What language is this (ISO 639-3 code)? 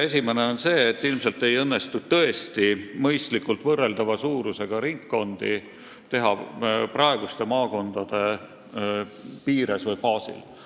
est